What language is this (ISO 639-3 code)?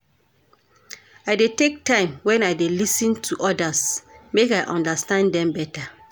pcm